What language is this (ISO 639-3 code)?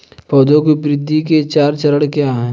hin